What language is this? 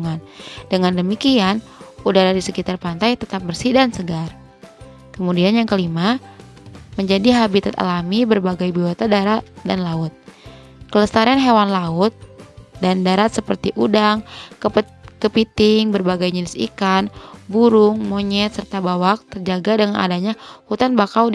Indonesian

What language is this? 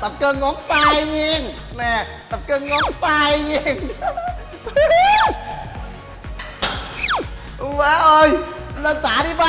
Vietnamese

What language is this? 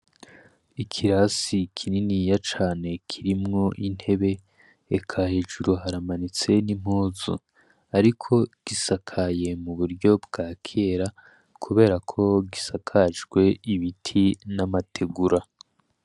Rundi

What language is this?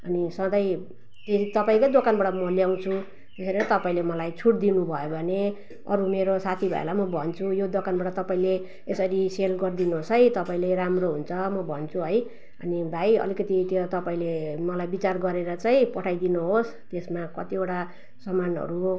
Nepali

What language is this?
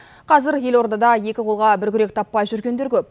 Kazakh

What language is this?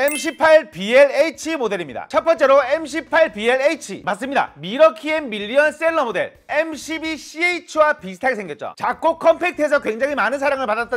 Korean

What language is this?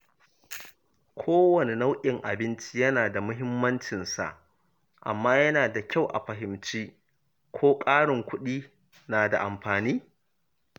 Hausa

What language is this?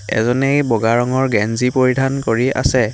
Assamese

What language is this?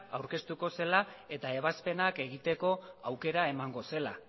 Basque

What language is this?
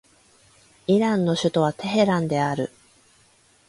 Japanese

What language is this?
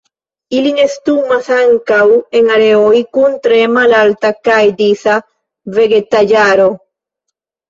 Esperanto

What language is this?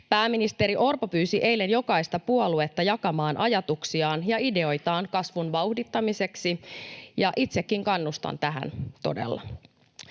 Finnish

